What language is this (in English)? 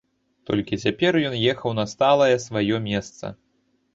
Belarusian